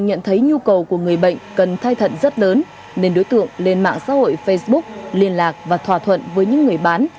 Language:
Vietnamese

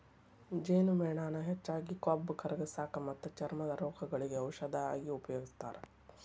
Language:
Kannada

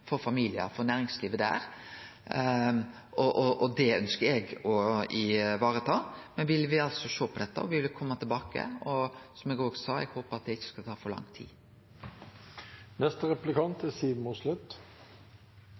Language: Norwegian Nynorsk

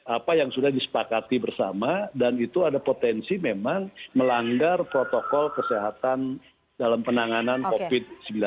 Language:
Indonesian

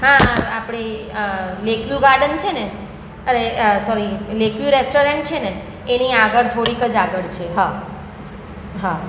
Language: Gujarati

